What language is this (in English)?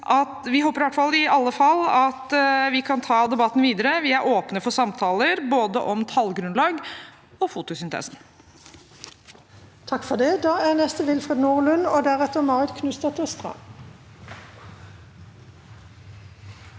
Norwegian